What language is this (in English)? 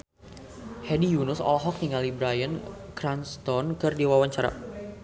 Sundanese